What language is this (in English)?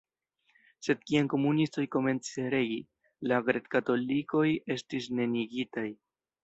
Esperanto